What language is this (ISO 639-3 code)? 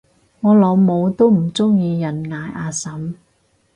yue